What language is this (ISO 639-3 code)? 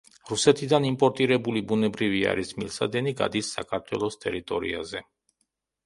kat